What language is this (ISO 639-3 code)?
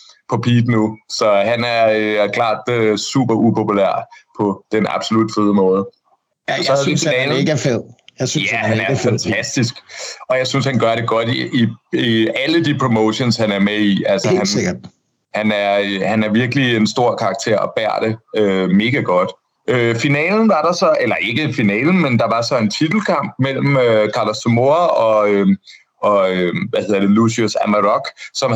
dan